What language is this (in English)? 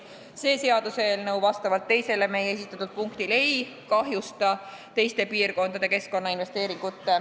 Estonian